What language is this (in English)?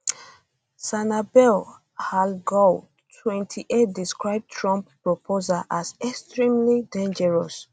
Nigerian Pidgin